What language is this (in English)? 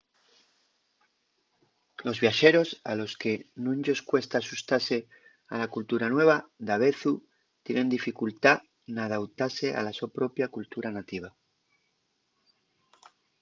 Asturian